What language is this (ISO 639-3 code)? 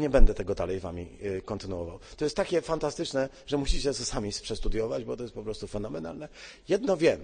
pol